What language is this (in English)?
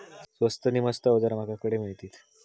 Marathi